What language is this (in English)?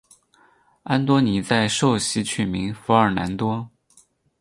Chinese